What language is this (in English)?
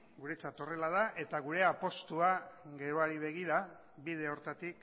Basque